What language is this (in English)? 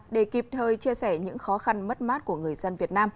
Vietnamese